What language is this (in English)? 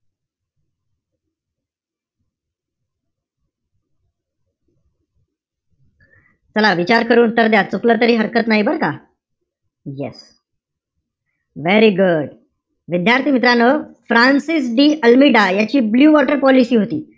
Marathi